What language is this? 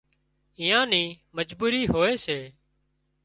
Wadiyara Koli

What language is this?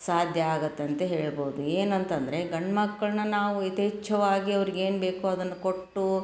Kannada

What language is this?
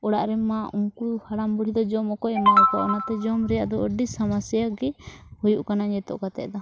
Santali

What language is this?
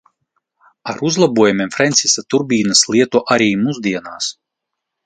Latvian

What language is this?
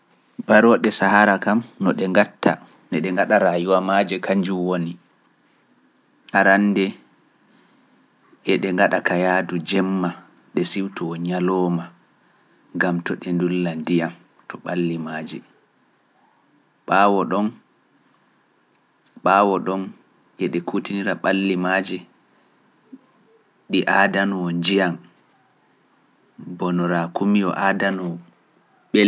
Pular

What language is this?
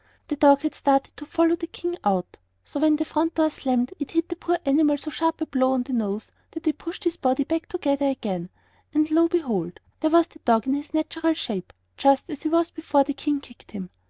English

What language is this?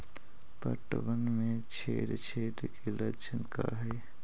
Magahi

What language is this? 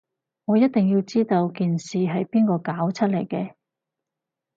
Cantonese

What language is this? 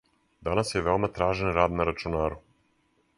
Serbian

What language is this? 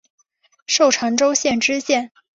Chinese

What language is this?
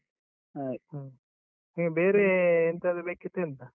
Kannada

